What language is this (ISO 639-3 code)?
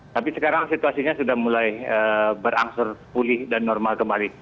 ind